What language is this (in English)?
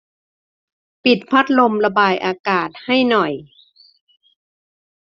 Thai